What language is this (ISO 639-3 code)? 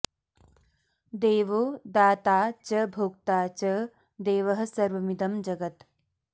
san